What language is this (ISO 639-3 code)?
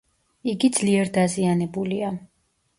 kat